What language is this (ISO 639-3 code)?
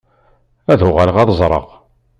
kab